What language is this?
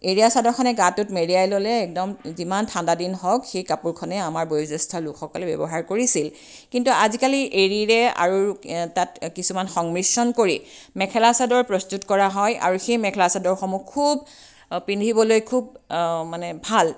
Assamese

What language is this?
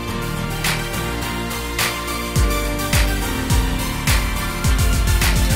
Japanese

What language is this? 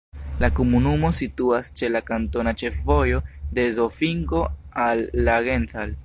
Esperanto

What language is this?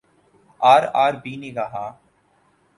Urdu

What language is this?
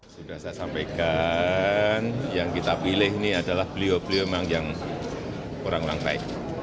Indonesian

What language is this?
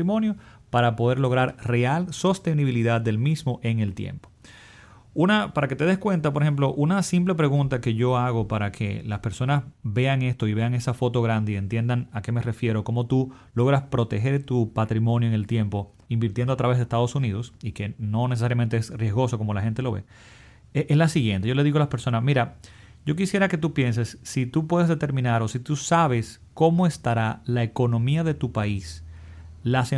Spanish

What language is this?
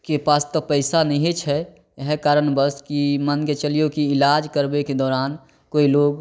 Maithili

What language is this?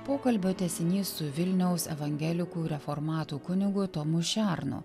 Lithuanian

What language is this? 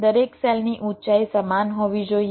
Gujarati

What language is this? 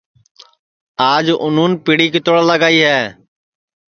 Sansi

